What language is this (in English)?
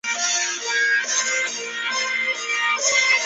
Chinese